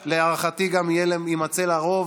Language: Hebrew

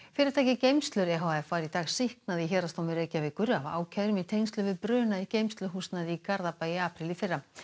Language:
Icelandic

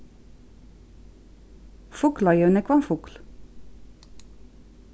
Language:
Faroese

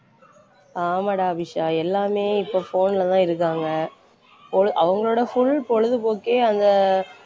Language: Tamil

